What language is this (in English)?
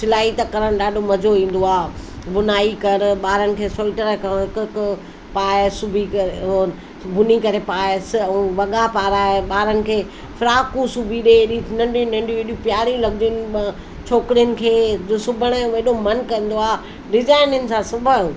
Sindhi